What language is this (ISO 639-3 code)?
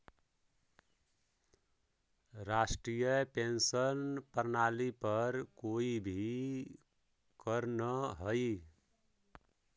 mag